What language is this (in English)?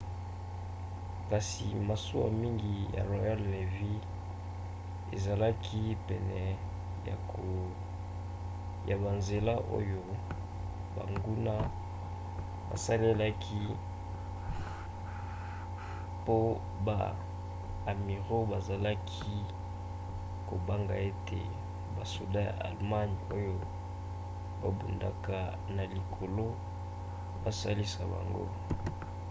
Lingala